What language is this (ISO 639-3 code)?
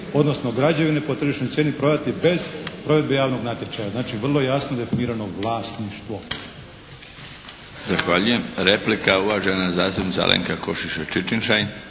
hrv